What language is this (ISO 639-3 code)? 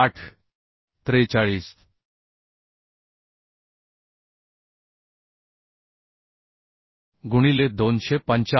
mar